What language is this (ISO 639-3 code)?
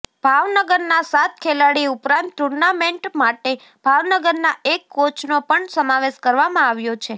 guj